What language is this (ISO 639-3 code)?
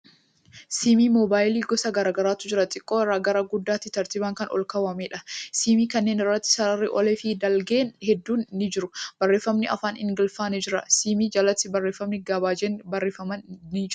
orm